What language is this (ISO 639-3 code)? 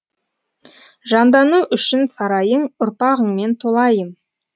kaz